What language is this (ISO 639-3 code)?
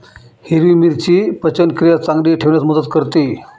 mar